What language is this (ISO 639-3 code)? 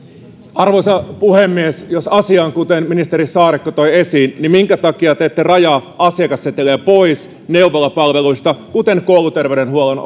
fin